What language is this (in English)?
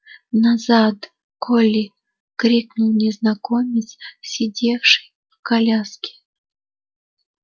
Russian